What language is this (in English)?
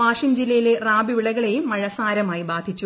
Malayalam